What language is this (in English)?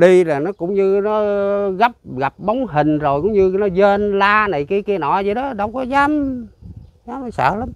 Vietnamese